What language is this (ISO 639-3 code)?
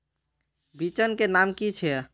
mag